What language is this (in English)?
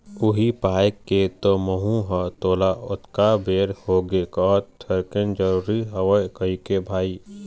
Chhattisgarhi